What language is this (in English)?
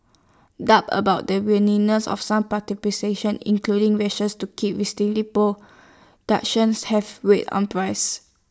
English